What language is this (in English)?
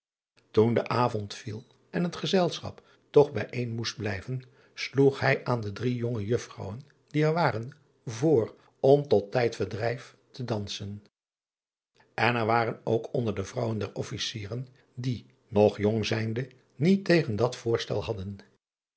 Dutch